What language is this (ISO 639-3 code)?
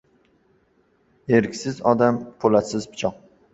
uzb